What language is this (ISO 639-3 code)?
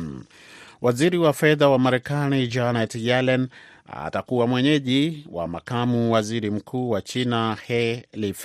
swa